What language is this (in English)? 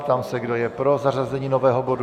Czech